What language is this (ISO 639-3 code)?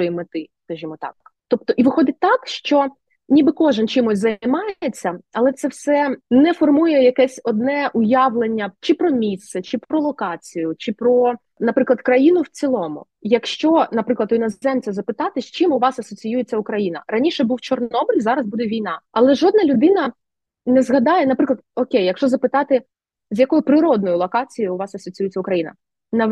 ukr